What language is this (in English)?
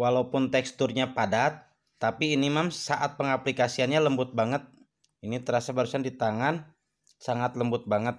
Indonesian